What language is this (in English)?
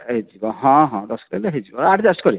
Odia